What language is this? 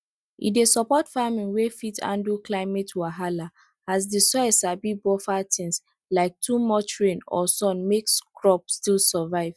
Nigerian Pidgin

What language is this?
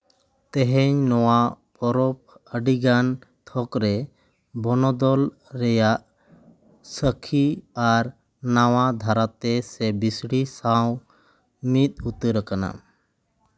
Santali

